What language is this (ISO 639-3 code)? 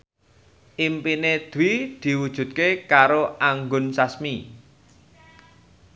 jav